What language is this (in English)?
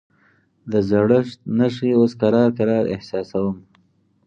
Pashto